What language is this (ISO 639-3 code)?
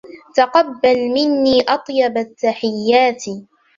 ara